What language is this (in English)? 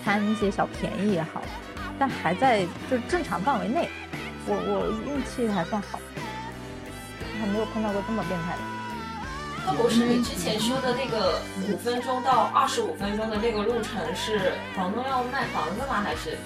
Chinese